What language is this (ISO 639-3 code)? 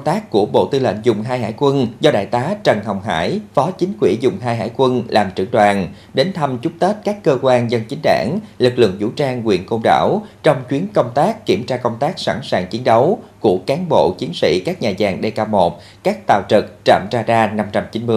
vie